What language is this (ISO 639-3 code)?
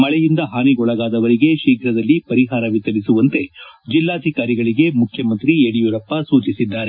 kan